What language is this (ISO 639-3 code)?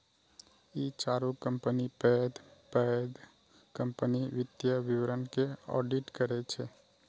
mai